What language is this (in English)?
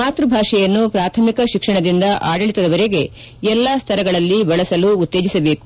Kannada